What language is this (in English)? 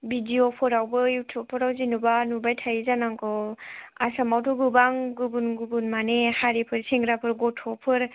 Bodo